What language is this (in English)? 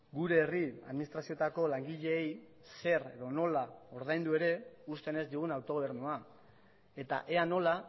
Basque